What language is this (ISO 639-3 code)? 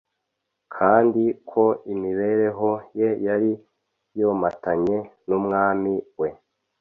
kin